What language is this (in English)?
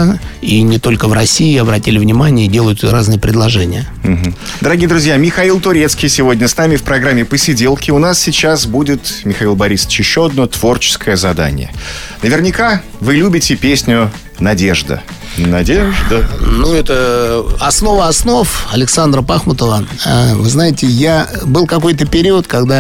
Russian